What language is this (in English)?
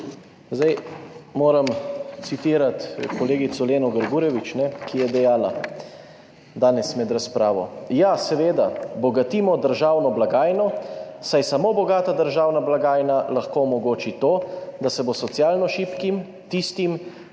Slovenian